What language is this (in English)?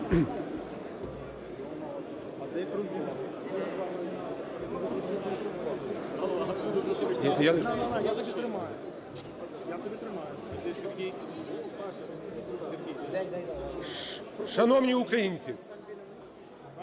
Ukrainian